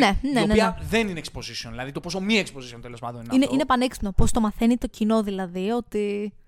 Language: Greek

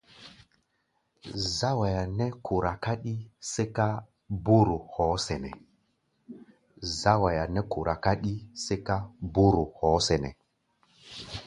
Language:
Gbaya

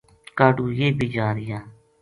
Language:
Gujari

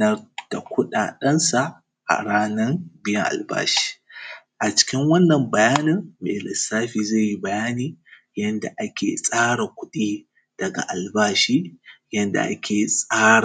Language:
Hausa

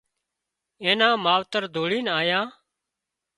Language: Wadiyara Koli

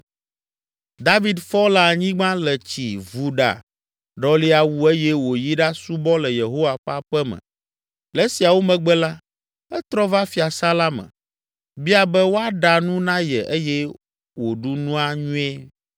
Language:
Ewe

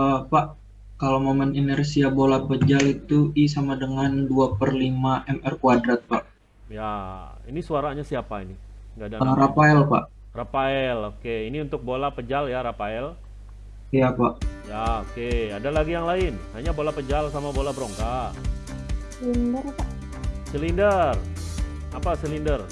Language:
Indonesian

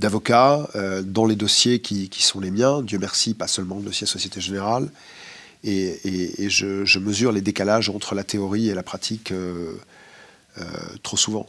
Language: French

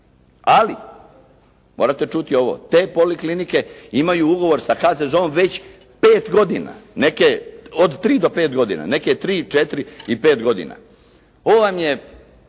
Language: Croatian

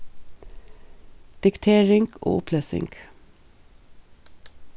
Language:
Faroese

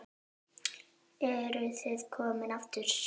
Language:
Icelandic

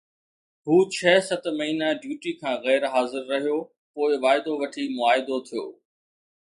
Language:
Sindhi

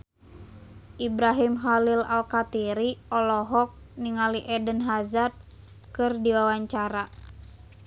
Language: Sundanese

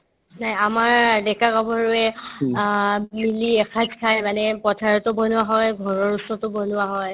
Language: Assamese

